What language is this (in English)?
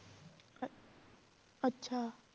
Punjabi